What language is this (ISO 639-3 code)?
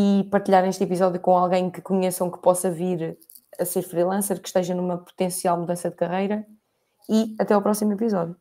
por